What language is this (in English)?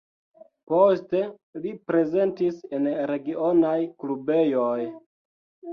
Esperanto